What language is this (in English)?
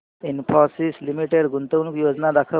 Marathi